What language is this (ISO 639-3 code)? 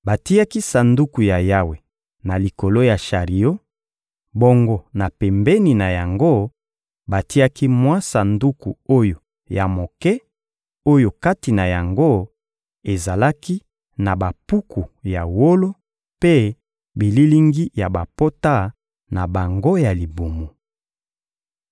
lin